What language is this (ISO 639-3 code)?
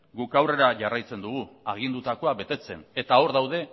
eus